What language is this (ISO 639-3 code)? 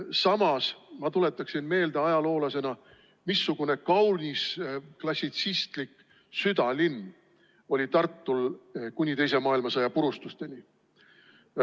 est